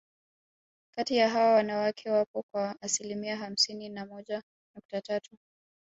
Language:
Swahili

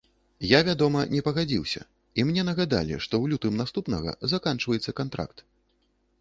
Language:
Belarusian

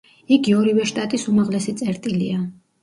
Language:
Georgian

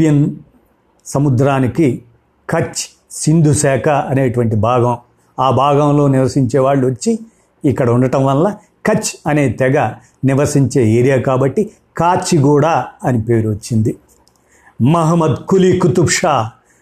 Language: Telugu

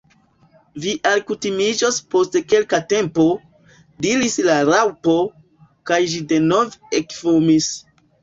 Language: Esperanto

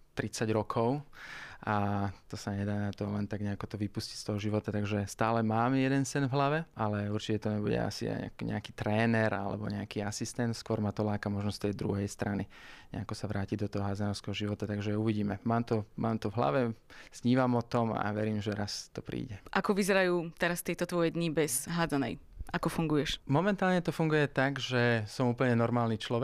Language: Slovak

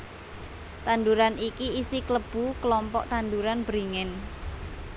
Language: Javanese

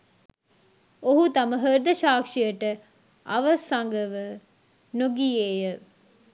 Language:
Sinhala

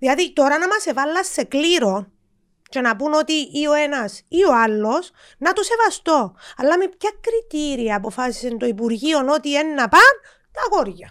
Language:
Greek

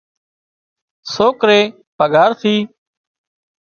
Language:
Wadiyara Koli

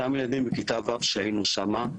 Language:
Hebrew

